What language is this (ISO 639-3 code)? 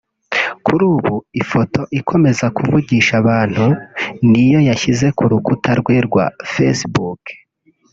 kin